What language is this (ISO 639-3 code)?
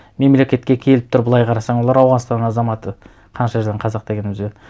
kaz